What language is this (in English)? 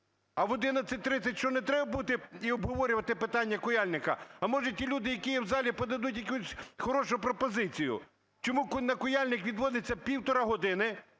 Ukrainian